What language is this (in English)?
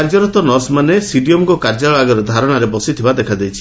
Odia